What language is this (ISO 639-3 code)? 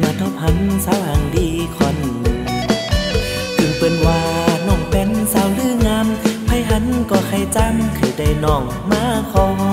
tha